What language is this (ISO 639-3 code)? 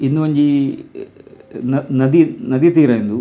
tcy